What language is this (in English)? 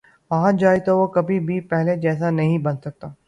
Urdu